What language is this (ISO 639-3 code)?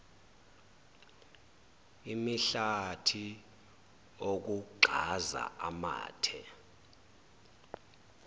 zul